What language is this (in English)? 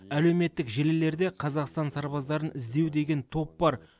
Kazakh